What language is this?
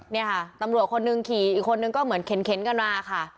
Thai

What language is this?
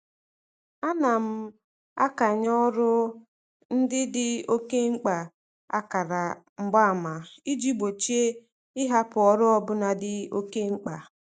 Igbo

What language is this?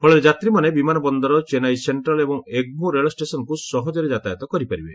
Odia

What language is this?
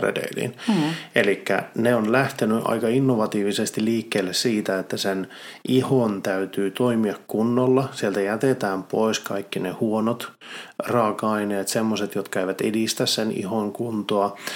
Finnish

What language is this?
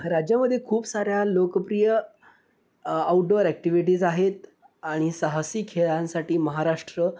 Marathi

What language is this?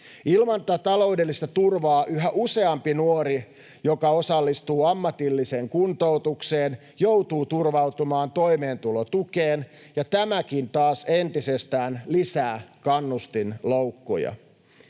Finnish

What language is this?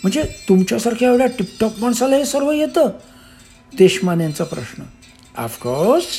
Marathi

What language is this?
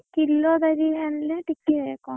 Odia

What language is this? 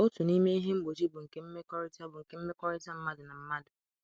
Igbo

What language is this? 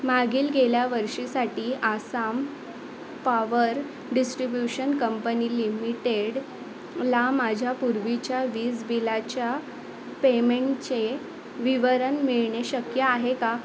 Marathi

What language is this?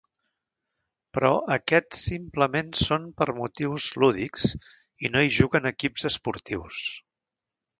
Catalan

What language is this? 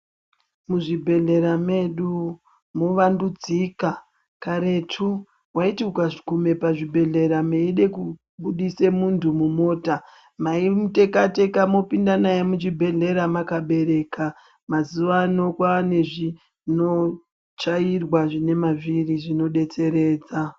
Ndau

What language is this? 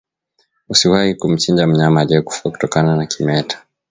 Swahili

